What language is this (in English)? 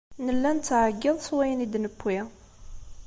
Kabyle